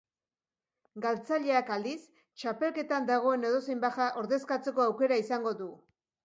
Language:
Basque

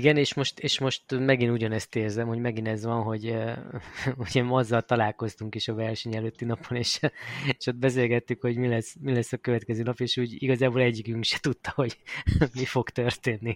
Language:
Hungarian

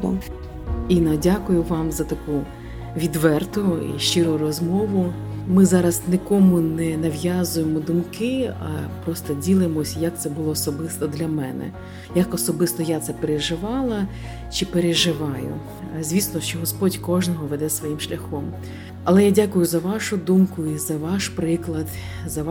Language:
Ukrainian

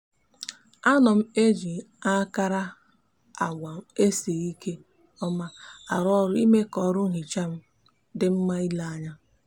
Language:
Igbo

